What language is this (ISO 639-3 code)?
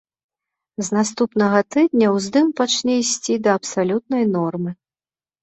bel